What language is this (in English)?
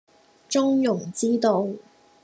Cantonese